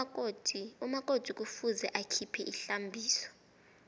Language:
South Ndebele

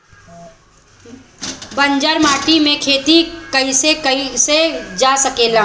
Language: Bhojpuri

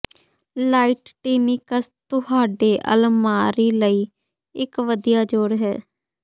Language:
Punjabi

